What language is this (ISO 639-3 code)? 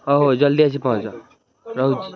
ori